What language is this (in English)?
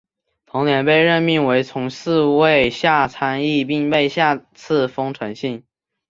Chinese